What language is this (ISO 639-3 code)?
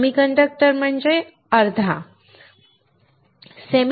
mar